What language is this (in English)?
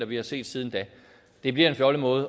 Danish